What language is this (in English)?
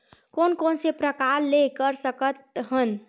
Chhattisgarhi